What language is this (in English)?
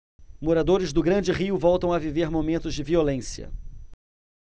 Portuguese